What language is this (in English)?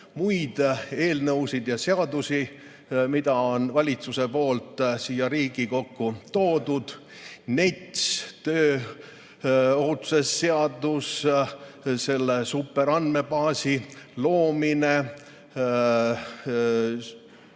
Estonian